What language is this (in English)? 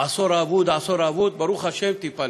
Hebrew